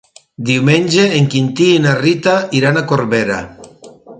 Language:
Catalan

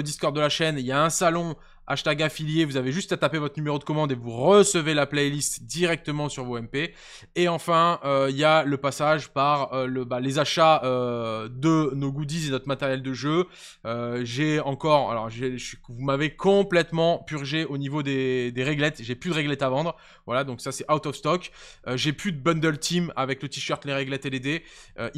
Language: French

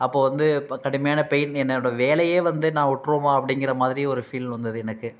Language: Tamil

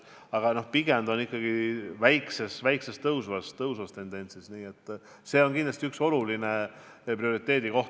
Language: Estonian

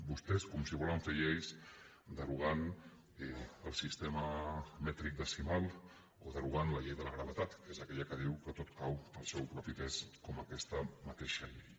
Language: Catalan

